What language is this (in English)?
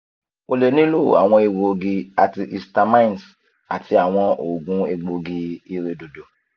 Yoruba